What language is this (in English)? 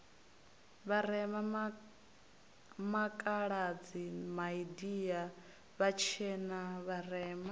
Venda